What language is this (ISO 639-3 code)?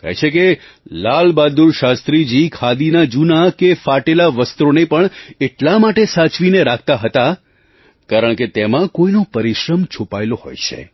guj